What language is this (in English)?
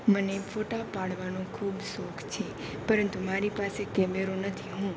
Gujarati